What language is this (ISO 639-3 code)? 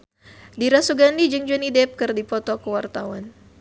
sun